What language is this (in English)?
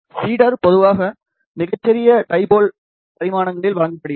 Tamil